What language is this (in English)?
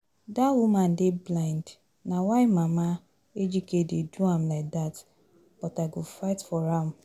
Nigerian Pidgin